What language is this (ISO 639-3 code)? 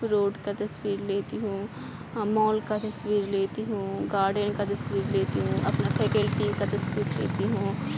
urd